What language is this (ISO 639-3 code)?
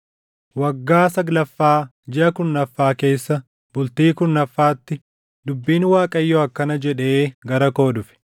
orm